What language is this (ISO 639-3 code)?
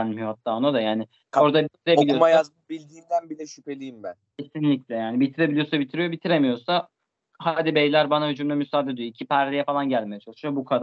tur